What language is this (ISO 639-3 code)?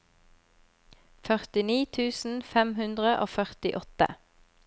nor